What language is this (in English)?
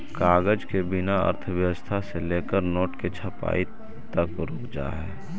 Magahi